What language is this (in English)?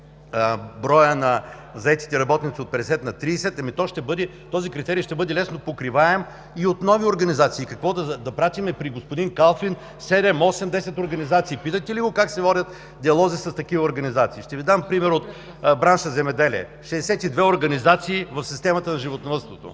Bulgarian